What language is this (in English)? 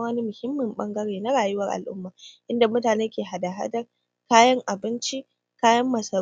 Hausa